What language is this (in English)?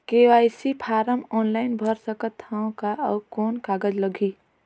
Chhattisgarhi